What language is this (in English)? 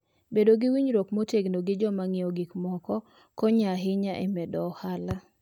Luo (Kenya and Tanzania)